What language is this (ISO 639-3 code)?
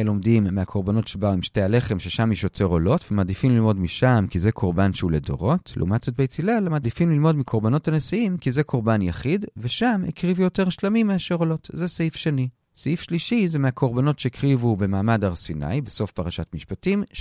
heb